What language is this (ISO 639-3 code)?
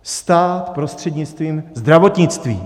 ces